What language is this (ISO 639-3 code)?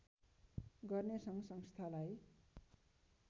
nep